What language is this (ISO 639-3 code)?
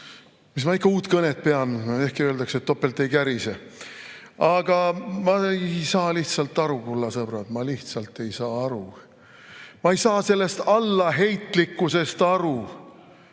est